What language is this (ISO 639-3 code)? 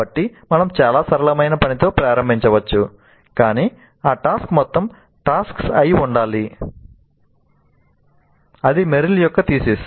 tel